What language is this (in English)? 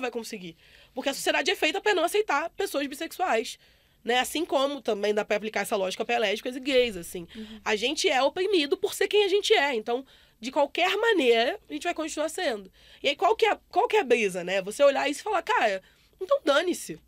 Portuguese